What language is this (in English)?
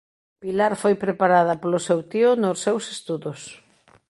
Galician